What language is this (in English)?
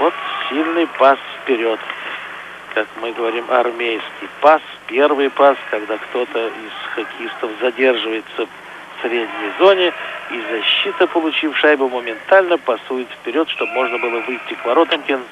Russian